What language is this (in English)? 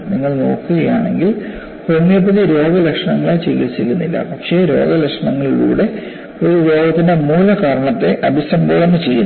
Malayalam